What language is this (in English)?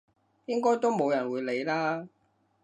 Cantonese